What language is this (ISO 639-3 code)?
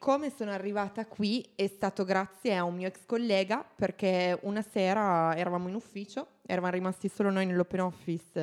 ita